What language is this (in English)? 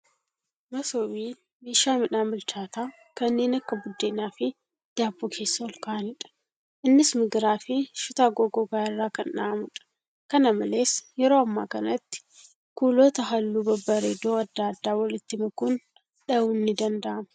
Oromo